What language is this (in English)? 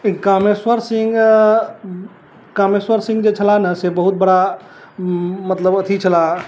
Maithili